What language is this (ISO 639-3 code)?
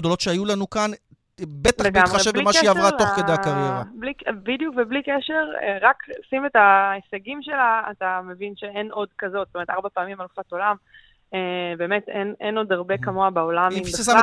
heb